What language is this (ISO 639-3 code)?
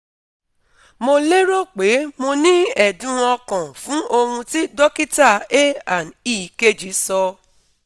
yor